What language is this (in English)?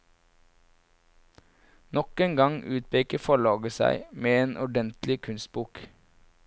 Norwegian